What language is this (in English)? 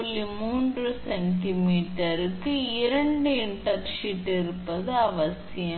Tamil